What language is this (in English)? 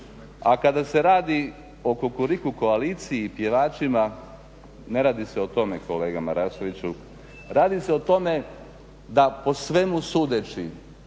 Croatian